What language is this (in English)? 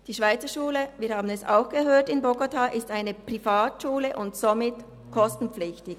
Swiss German